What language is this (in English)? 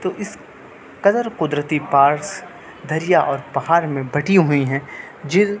Urdu